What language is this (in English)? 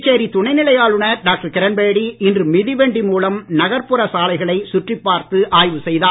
Tamil